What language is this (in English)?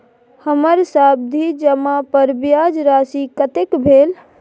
Maithili